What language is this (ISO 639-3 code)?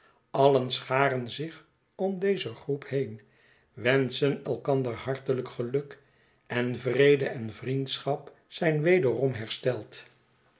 nld